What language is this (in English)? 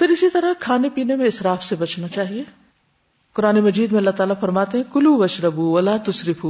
Urdu